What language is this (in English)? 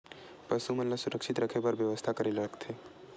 Chhattisgarhi